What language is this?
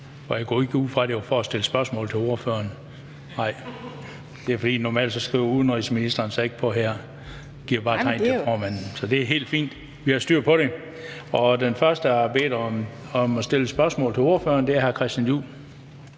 Danish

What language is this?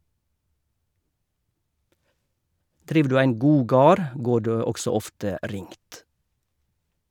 Norwegian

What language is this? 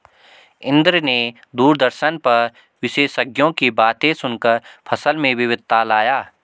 Hindi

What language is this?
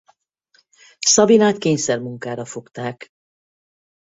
Hungarian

